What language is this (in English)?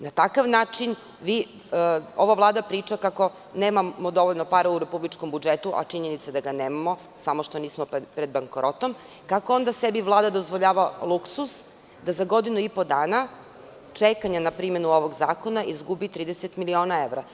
Serbian